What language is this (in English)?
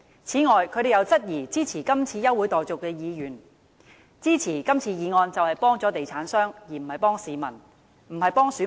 Cantonese